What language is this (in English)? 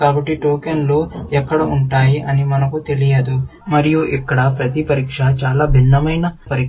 Telugu